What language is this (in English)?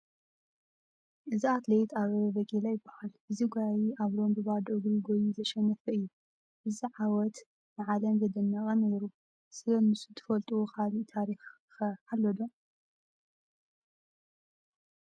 Tigrinya